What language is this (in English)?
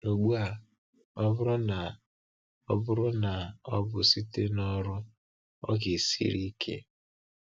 Igbo